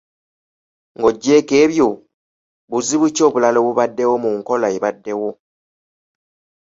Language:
Ganda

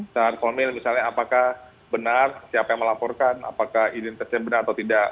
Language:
Indonesian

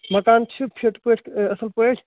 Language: Kashmiri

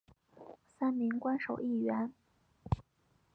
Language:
Chinese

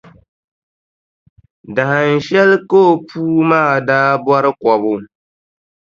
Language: Dagbani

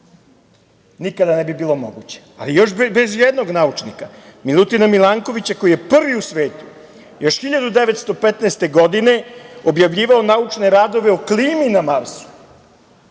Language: Serbian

